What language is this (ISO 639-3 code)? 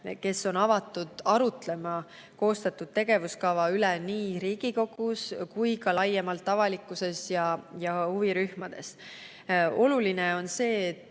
est